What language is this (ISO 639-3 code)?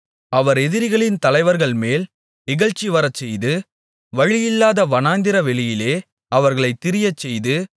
tam